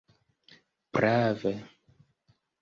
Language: Esperanto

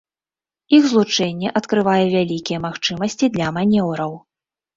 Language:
Belarusian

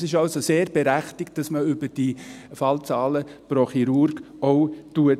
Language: Swiss German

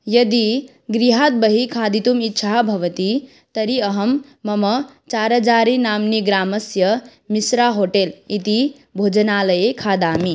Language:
Sanskrit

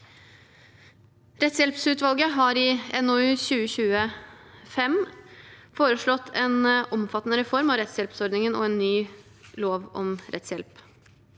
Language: Norwegian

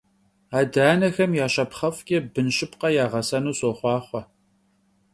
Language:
Kabardian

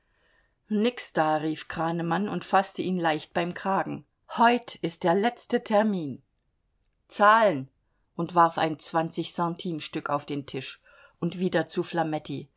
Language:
German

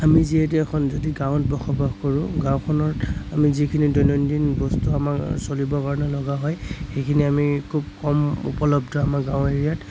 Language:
Assamese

